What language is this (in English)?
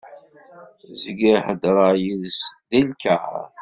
Kabyle